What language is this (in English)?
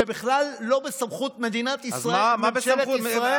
Hebrew